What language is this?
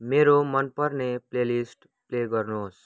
Nepali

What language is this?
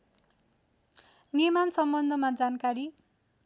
Nepali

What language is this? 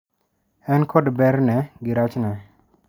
Luo (Kenya and Tanzania)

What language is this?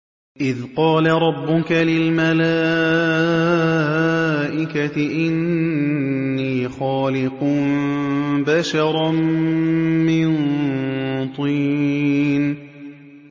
Arabic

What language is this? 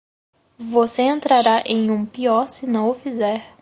Portuguese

